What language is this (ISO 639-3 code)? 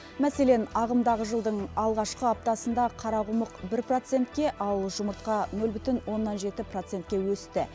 kaz